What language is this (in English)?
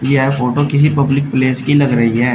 Hindi